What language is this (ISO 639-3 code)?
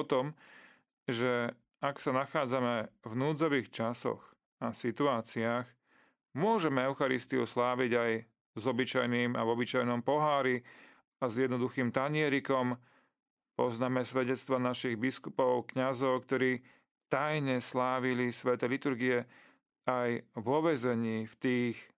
slk